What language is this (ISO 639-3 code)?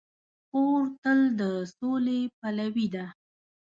pus